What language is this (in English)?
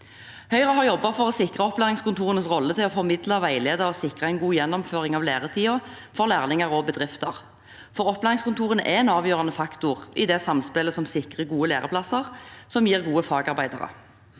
Norwegian